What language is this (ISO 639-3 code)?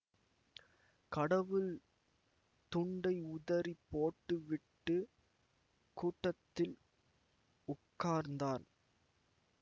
tam